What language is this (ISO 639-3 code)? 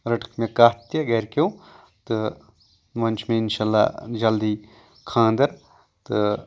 kas